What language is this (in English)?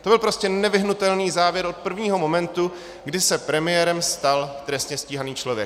Czech